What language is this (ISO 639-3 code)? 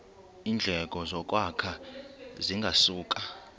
xho